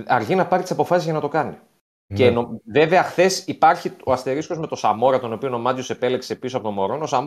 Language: Greek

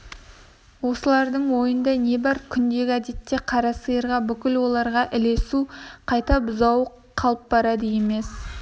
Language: Kazakh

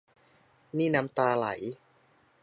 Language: Thai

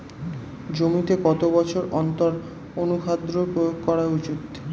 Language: Bangla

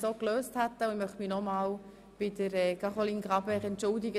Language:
Swiss German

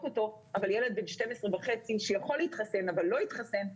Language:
Hebrew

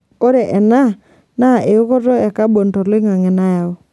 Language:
Masai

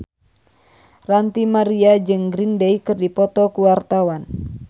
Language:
Sundanese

